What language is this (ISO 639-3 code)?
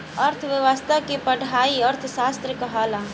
bho